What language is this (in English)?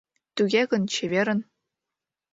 Mari